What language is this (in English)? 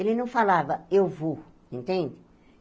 Portuguese